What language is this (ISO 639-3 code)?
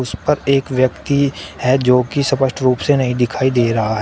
hin